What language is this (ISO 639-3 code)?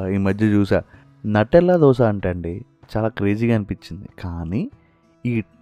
tel